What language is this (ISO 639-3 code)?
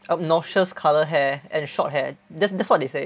eng